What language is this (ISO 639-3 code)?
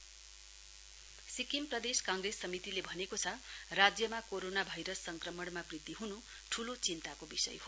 nep